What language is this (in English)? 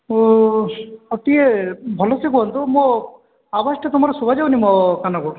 Odia